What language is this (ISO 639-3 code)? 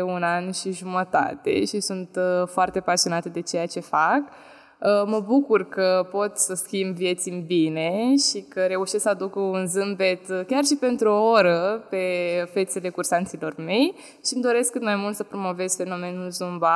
ron